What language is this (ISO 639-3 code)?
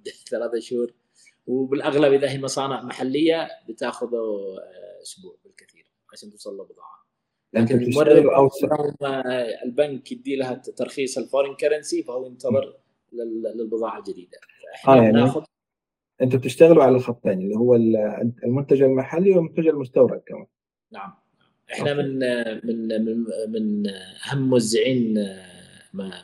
ara